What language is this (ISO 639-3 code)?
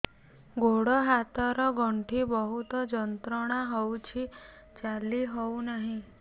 ori